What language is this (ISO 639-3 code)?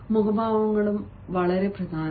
mal